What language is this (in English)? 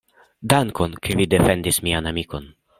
Esperanto